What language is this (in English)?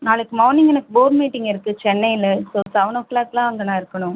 Tamil